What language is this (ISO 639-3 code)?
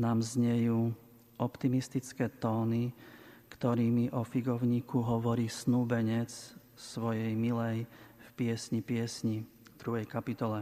slk